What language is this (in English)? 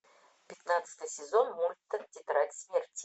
Russian